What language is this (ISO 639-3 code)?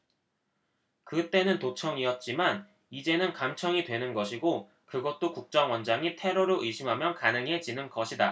kor